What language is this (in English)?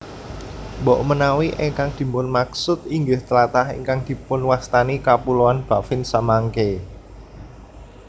Javanese